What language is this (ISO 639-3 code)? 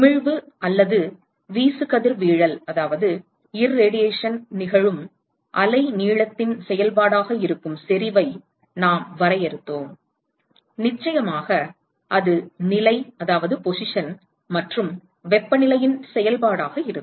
tam